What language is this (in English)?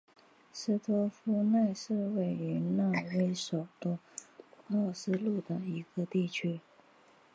Chinese